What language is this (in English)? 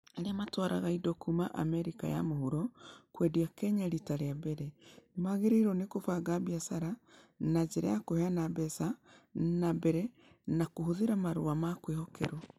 Kikuyu